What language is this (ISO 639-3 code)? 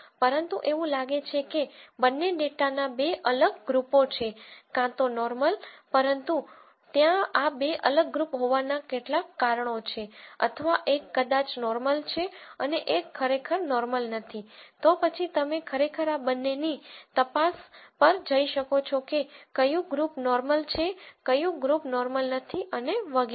guj